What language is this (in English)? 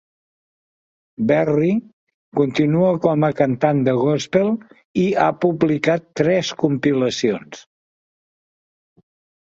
Catalan